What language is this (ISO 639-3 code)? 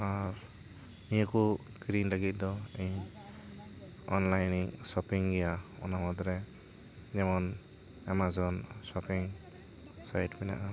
sat